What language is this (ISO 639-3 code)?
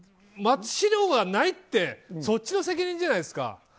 jpn